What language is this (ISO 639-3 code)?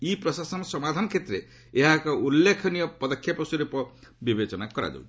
ori